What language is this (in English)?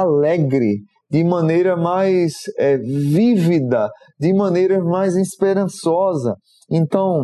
Portuguese